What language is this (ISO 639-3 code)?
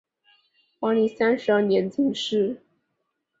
zho